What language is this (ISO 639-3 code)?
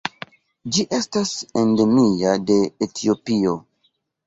epo